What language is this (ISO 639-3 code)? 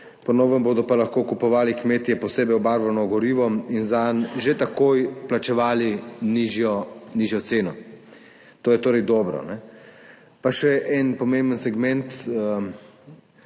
slv